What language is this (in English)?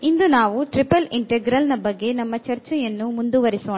Kannada